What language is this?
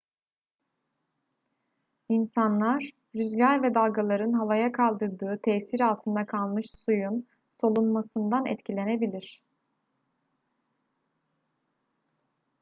Turkish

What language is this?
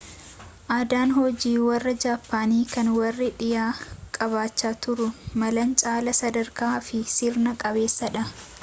Oromo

